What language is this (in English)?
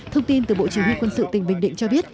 Vietnamese